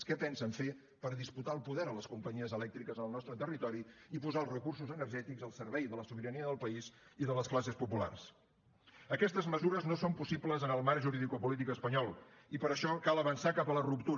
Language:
Catalan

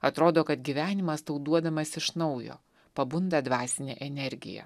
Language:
Lithuanian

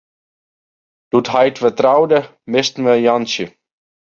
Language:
Western Frisian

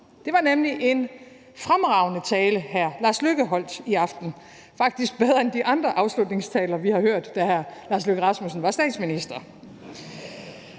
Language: Danish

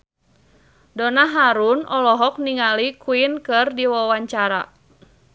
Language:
Sundanese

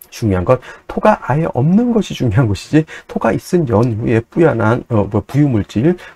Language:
Korean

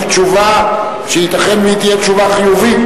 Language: Hebrew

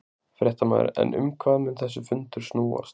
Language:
Icelandic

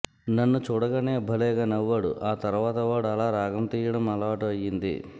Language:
Telugu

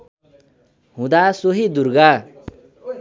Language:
Nepali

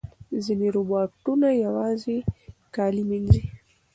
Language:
Pashto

